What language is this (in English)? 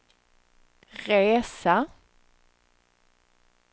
Swedish